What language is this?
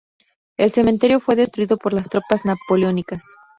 Spanish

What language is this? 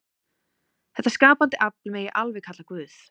Icelandic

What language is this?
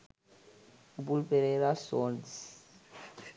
Sinhala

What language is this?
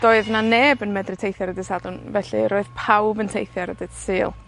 Welsh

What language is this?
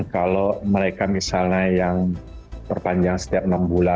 Indonesian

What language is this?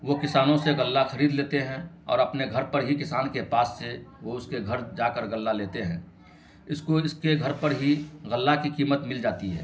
Urdu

